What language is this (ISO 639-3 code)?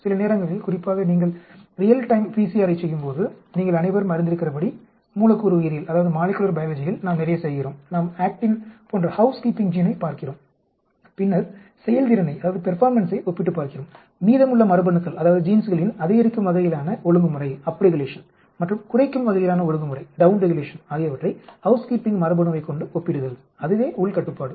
tam